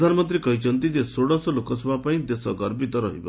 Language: Odia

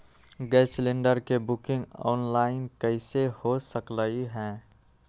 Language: Magahi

